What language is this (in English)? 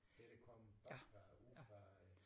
Danish